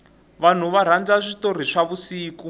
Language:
Tsonga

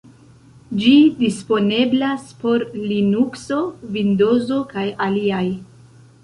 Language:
Esperanto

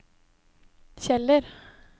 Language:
Norwegian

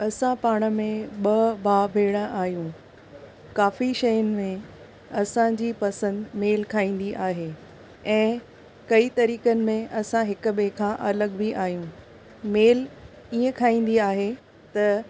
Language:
Sindhi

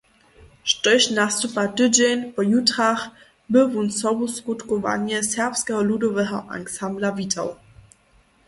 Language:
Upper Sorbian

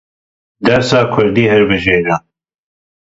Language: Kurdish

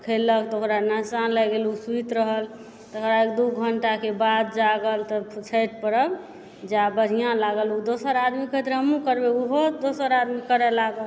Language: Maithili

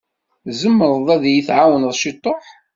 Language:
Kabyle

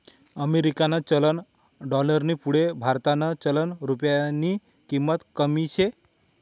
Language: Marathi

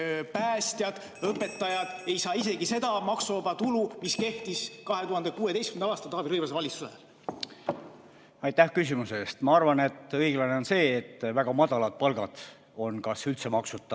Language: Estonian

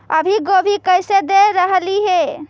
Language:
Magahi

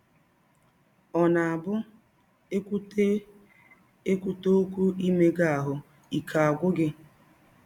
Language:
Igbo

